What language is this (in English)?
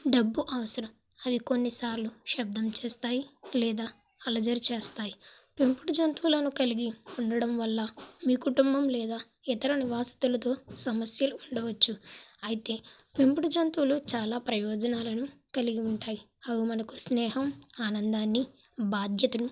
Telugu